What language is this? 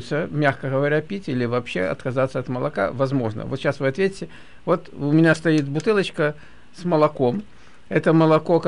Russian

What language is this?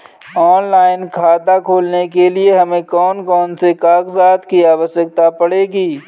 Hindi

